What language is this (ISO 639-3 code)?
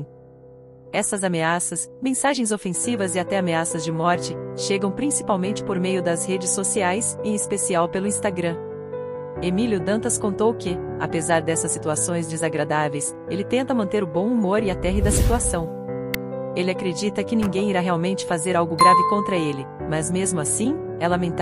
por